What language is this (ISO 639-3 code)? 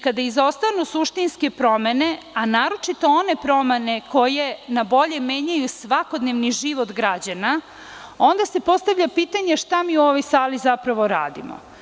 srp